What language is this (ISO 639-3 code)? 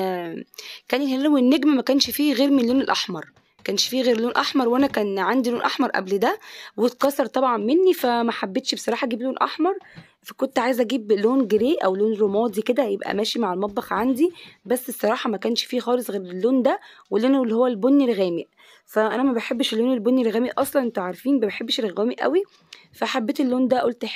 ara